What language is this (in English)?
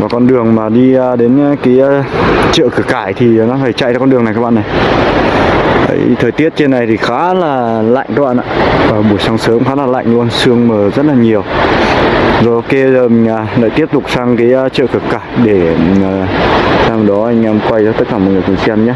Vietnamese